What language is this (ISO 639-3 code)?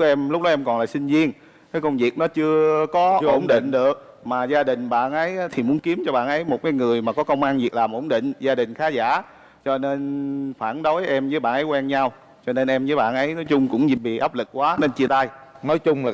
vie